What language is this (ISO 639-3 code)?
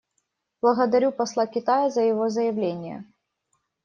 rus